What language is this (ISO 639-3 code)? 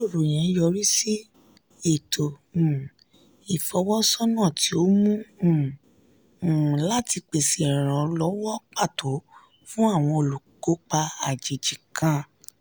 yor